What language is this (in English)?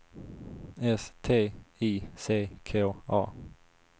Swedish